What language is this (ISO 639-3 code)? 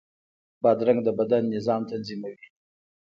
pus